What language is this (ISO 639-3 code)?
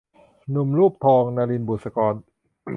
tha